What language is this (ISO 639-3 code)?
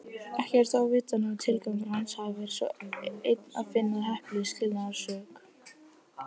isl